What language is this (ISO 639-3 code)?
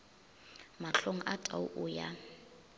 nso